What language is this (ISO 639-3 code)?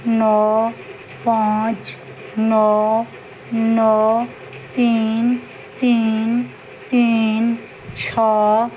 mai